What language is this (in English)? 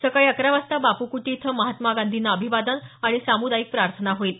Marathi